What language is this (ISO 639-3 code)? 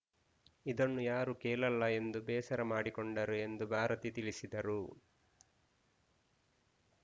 kan